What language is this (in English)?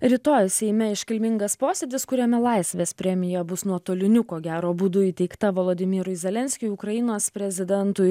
Lithuanian